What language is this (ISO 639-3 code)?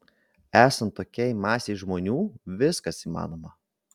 lit